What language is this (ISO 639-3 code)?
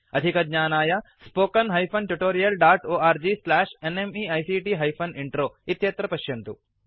san